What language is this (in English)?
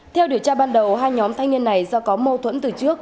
Vietnamese